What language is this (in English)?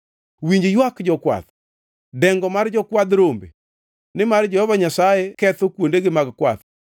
Luo (Kenya and Tanzania)